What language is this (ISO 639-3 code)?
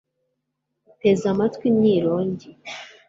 kin